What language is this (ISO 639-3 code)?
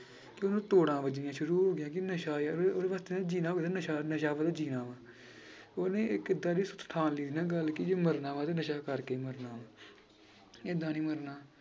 pan